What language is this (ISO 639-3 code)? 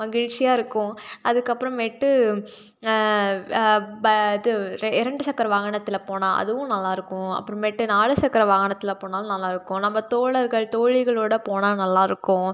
tam